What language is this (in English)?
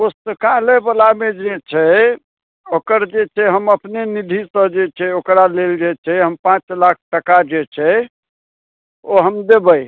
Maithili